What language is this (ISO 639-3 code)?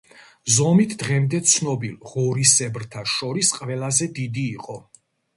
kat